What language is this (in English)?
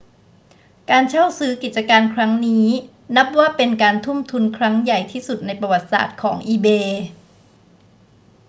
Thai